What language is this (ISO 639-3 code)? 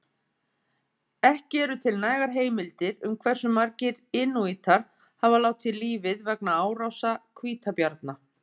isl